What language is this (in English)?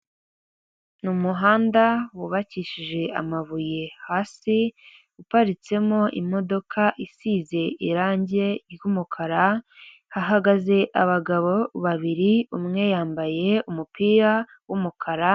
Kinyarwanda